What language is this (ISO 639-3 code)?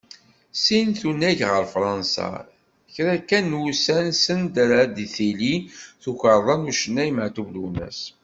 kab